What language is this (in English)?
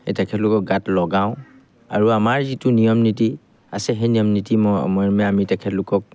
Assamese